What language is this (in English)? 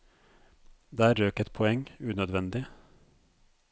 Norwegian